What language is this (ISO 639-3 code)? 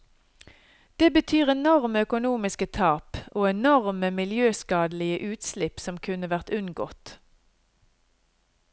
nor